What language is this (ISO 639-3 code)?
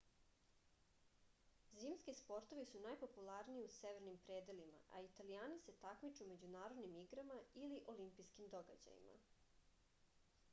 srp